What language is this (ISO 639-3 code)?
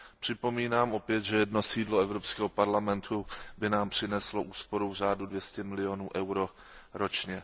ces